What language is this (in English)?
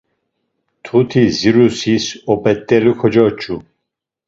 Laz